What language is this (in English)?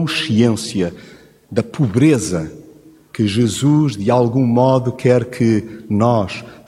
Portuguese